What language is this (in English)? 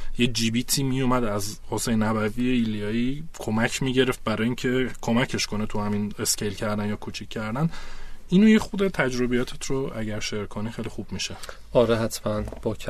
Persian